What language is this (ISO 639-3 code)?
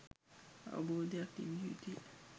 sin